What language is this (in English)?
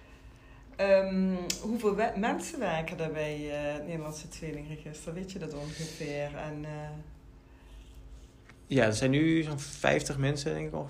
Dutch